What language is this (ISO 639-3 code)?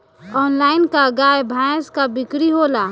bho